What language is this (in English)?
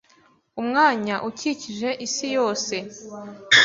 Kinyarwanda